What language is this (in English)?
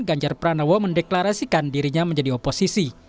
Indonesian